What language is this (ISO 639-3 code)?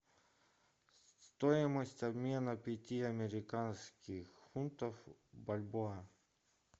rus